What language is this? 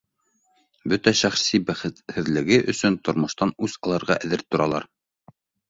Bashkir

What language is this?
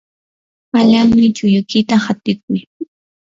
Yanahuanca Pasco Quechua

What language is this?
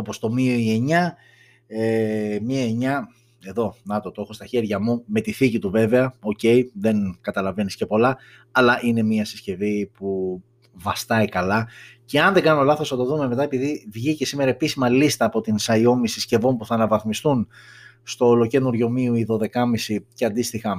Greek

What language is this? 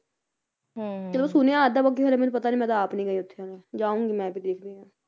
Punjabi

